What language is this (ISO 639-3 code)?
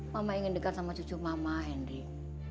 ind